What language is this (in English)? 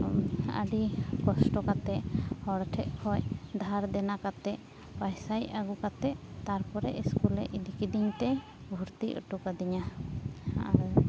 Santali